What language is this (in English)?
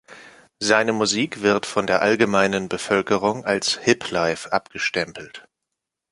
German